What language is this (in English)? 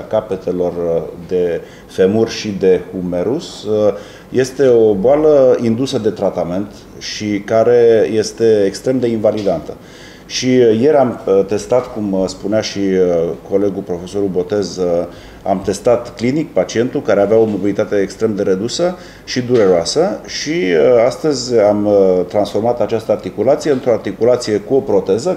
Romanian